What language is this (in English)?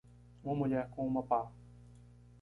Portuguese